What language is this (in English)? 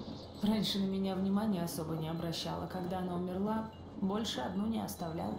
Russian